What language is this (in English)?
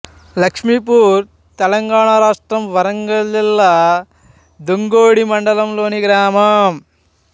Telugu